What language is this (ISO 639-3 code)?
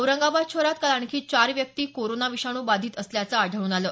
mar